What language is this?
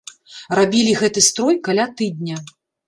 Belarusian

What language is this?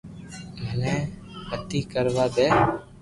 Loarki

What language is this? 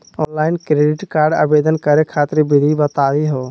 Magahi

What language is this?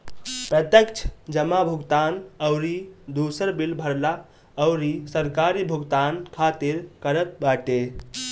Bhojpuri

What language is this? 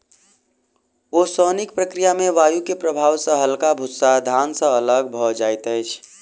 Maithili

